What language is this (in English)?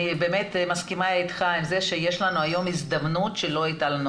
Hebrew